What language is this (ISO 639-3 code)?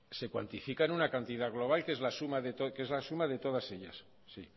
spa